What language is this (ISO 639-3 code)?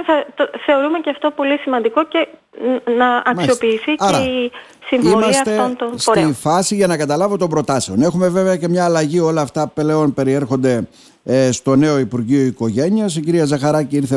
ell